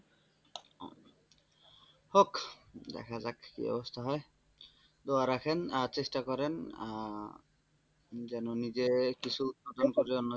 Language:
Bangla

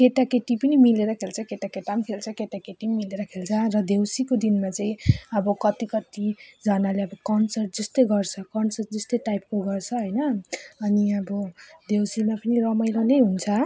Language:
Nepali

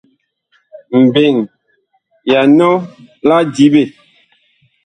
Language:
Bakoko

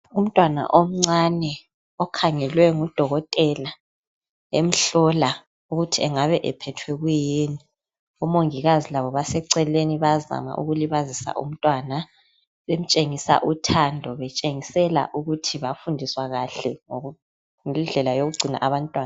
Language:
North Ndebele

